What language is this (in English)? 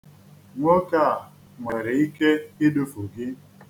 Igbo